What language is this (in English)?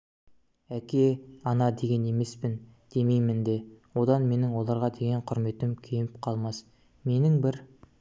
Kazakh